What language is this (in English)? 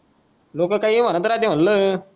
Marathi